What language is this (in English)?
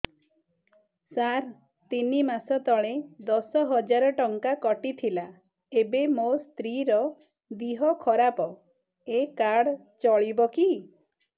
Odia